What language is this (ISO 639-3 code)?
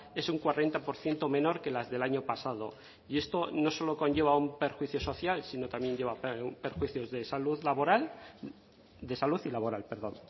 spa